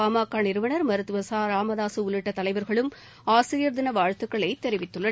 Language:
Tamil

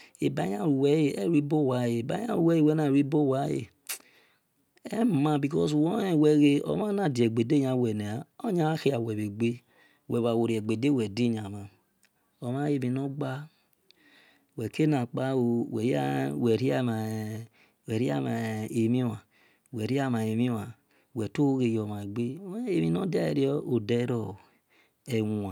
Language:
Esan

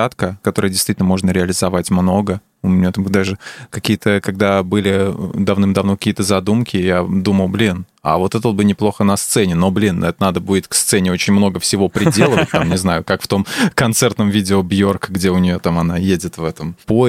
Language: Russian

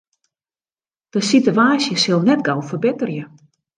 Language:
Western Frisian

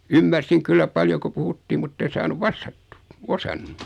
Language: Finnish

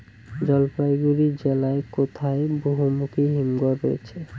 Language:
Bangla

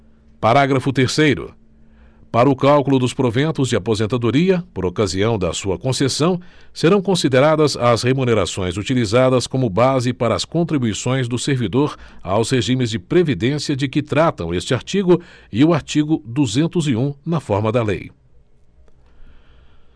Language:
Portuguese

